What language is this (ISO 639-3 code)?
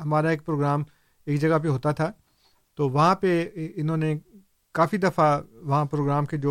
urd